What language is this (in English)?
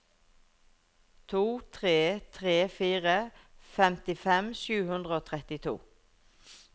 Norwegian